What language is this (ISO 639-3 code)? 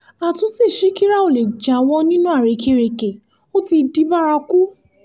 yor